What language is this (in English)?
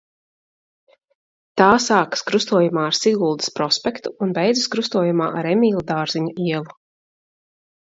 Latvian